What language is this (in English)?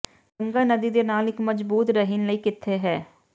Punjabi